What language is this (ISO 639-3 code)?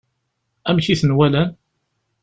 kab